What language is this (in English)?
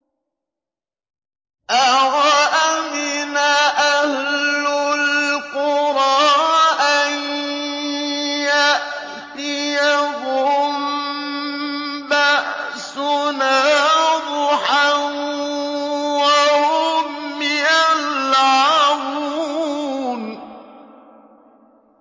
Arabic